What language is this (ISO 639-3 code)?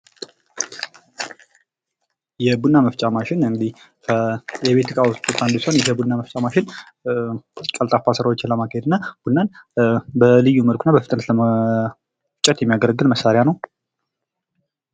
amh